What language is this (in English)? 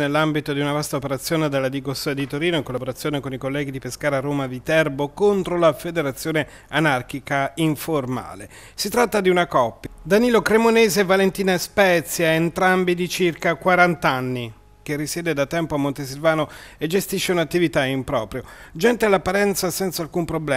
Italian